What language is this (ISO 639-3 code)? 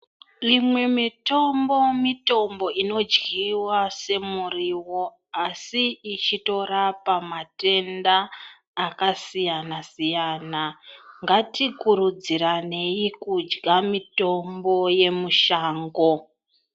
ndc